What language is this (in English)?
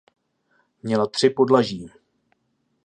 Czech